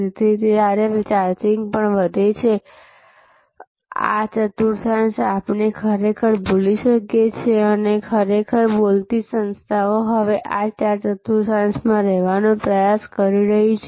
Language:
Gujarati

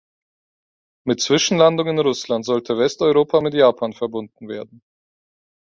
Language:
German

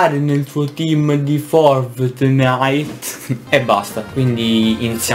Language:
Italian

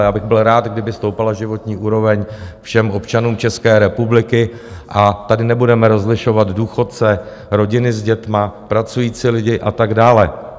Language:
Czech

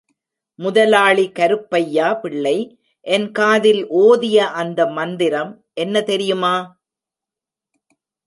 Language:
Tamil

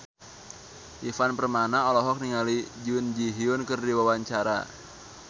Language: Sundanese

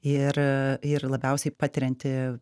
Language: Lithuanian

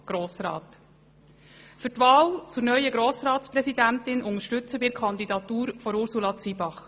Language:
Swiss German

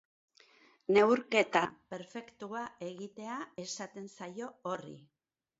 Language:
Basque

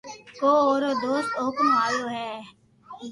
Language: Loarki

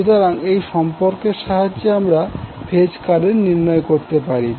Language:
Bangla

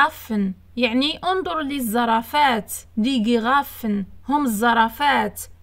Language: Arabic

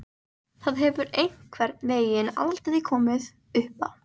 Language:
Icelandic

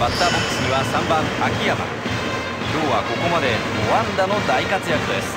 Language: Japanese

